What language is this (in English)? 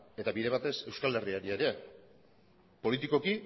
Basque